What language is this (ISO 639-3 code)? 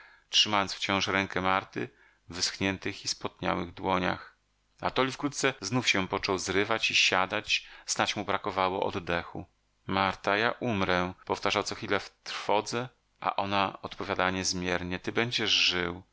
pol